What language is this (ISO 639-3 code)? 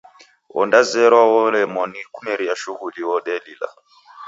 dav